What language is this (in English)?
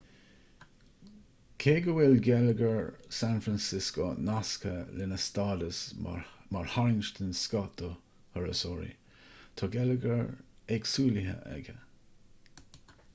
Irish